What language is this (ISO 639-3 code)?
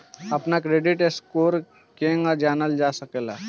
bho